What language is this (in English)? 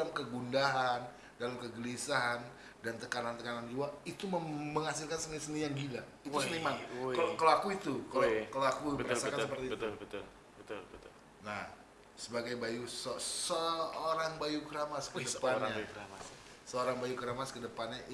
Indonesian